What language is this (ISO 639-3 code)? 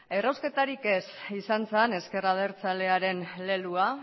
eus